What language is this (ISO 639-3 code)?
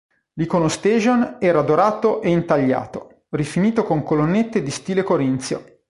ita